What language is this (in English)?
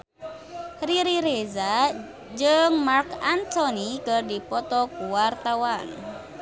Sundanese